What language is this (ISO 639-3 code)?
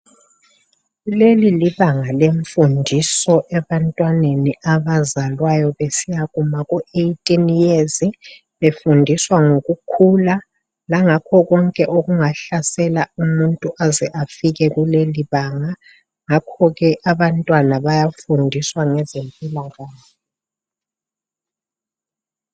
nde